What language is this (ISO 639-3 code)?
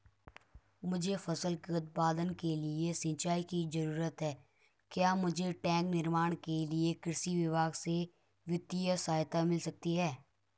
hin